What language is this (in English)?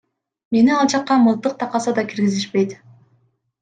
Kyrgyz